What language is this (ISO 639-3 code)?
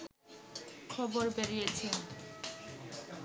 ben